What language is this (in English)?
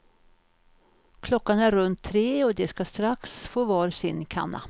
Swedish